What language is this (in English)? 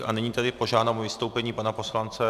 Czech